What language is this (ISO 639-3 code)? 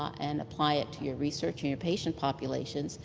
eng